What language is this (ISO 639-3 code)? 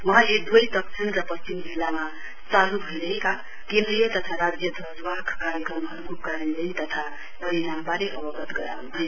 nep